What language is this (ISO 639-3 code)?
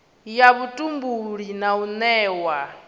ven